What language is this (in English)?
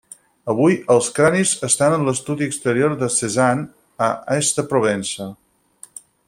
Catalan